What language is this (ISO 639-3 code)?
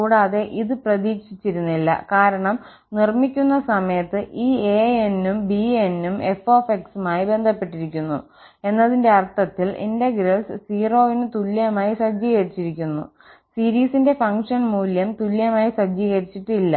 mal